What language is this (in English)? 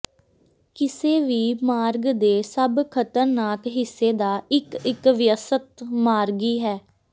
Punjabi